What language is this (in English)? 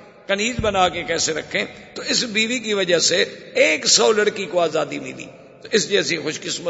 Urdu